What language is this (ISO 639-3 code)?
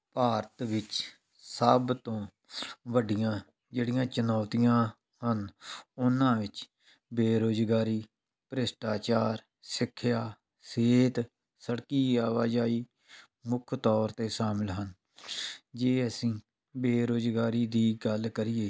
pan